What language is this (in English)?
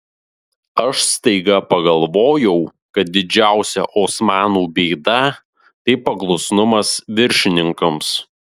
Lithuanian